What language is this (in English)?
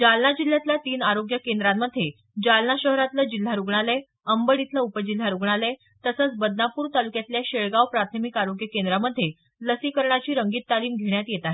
Marathi